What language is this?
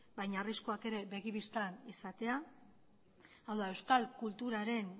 Basque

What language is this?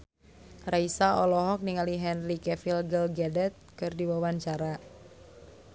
Sundanese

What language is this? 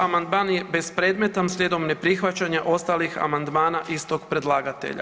Croatian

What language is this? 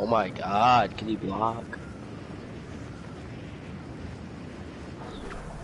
English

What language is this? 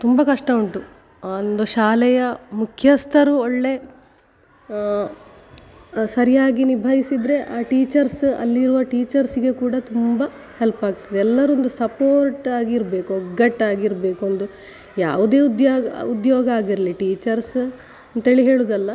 Kannada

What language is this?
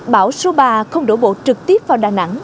Vietnamese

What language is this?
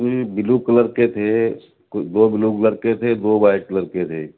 Urdu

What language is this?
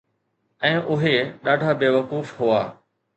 Sindhi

